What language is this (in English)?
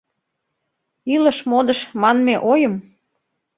Mari